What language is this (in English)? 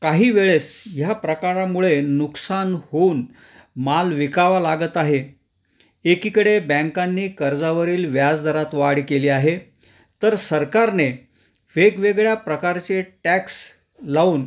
Marathi